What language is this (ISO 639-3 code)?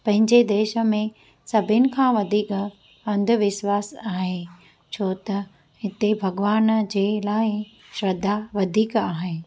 snd